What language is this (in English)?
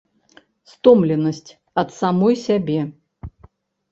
Belarusian